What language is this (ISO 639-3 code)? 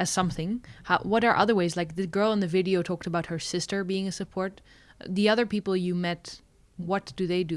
eng